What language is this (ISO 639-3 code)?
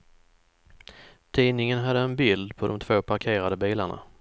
swe